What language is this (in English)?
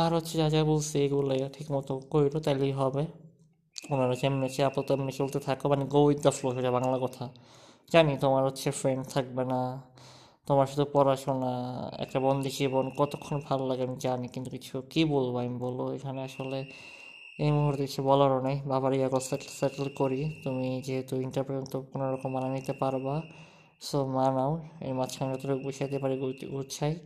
Bangla